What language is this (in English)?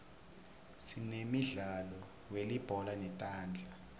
Swati